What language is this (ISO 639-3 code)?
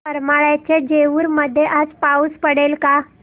mar